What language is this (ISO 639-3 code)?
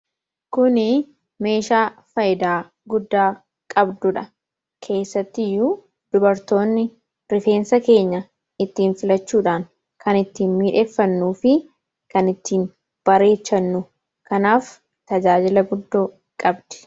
orm